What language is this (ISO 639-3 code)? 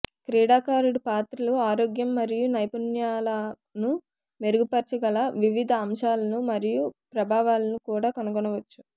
tel